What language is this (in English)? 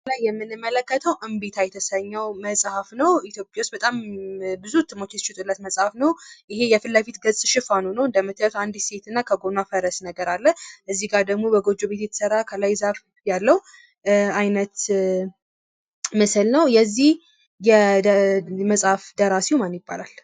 Amharic